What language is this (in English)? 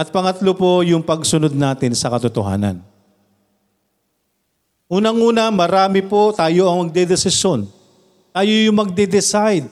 Filipino